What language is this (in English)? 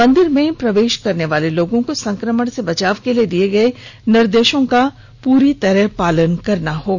Hindi